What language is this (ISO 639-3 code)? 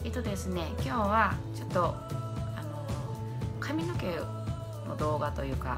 jpn